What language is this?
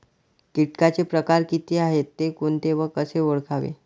Marathi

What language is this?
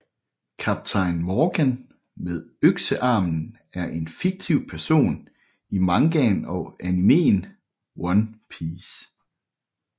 Danish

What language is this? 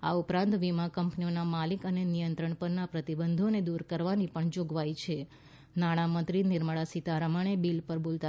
Gujarati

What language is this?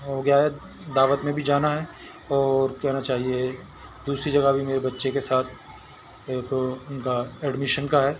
Urdu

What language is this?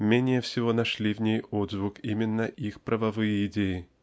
Russian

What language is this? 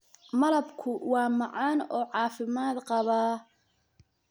Somali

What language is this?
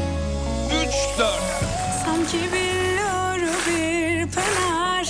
Turkish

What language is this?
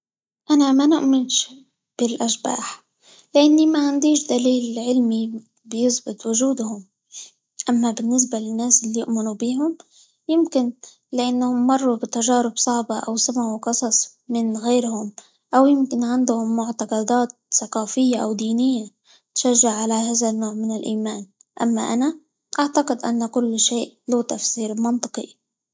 Libyan Arabic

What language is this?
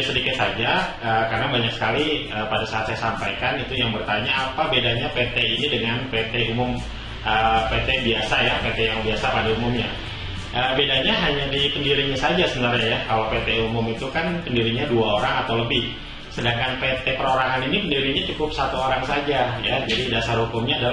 Indonesian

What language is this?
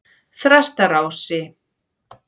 Icelandic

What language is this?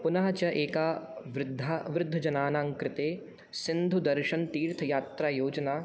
Sanskrit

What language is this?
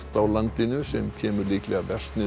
Icelandic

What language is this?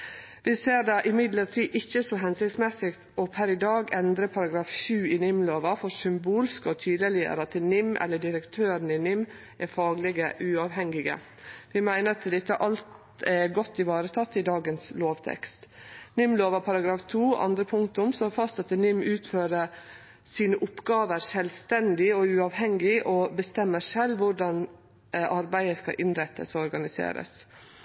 Norwegian Nynorsk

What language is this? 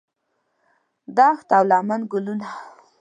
Pashto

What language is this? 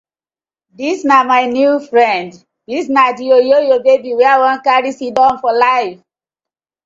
Nigerian Pidgin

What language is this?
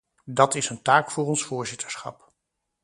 Dutch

